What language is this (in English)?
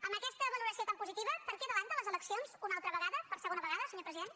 Catalan